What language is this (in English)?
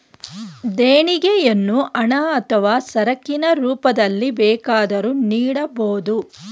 Kannada